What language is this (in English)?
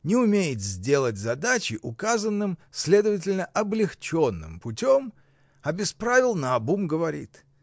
Russian